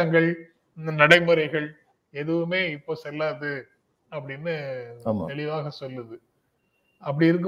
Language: Tamil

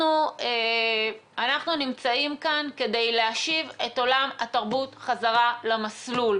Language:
Hebrew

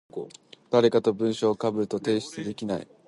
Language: Japanese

